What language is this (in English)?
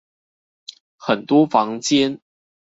Chinese